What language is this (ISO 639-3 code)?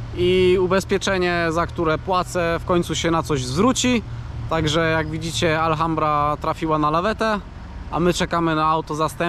pol